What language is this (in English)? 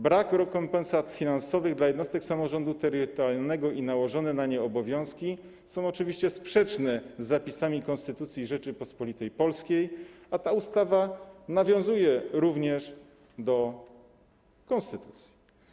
Polish